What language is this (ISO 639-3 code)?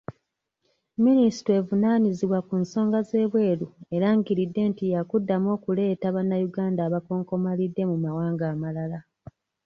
lug